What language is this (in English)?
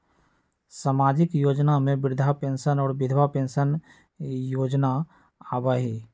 Magahi